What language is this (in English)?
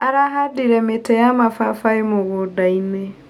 Kikuyu